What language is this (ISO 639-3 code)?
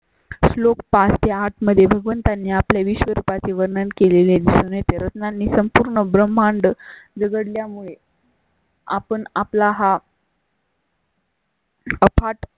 mar